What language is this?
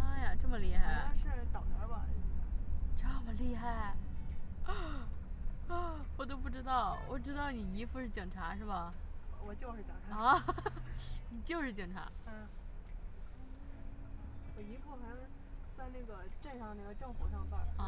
Chinese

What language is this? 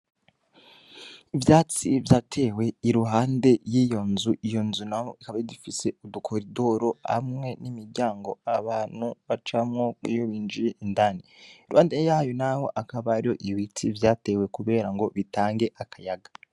Rundi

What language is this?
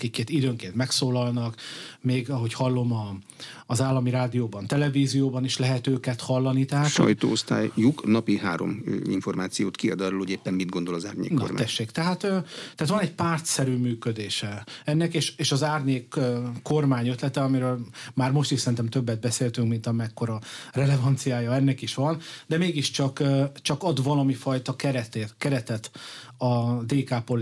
Hungarian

